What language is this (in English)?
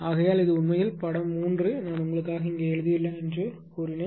Tamil